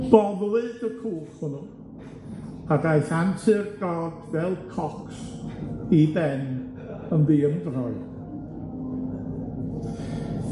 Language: Welsh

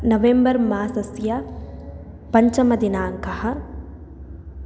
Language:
Sanskrit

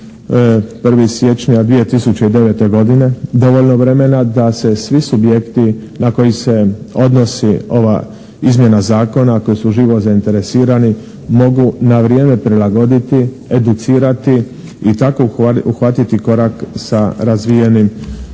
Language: Croatian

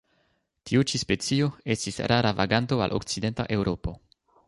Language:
Esperanto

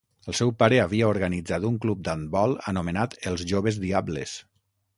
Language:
Catalan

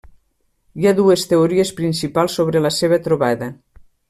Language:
Catalan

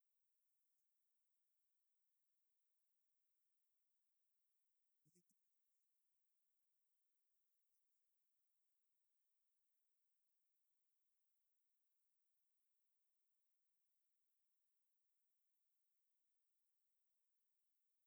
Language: Dadiya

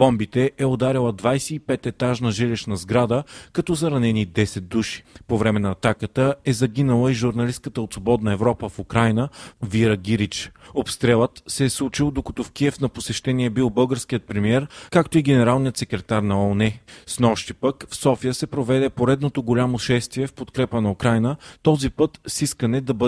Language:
Bulgarian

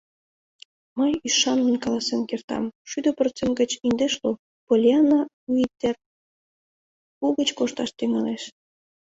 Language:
Mari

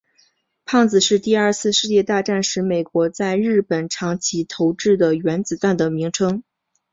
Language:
Chinese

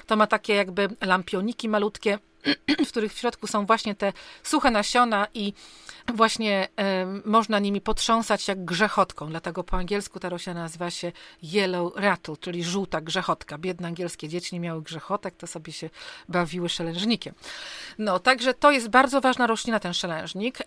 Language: Polish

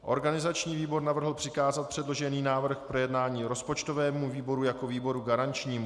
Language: Czech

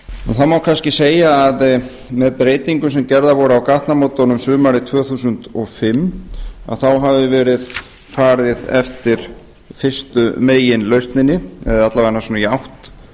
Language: Icelandic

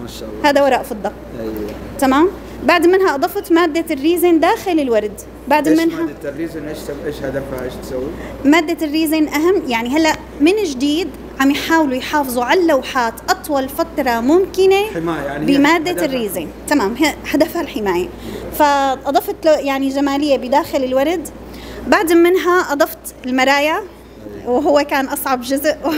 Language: Arabic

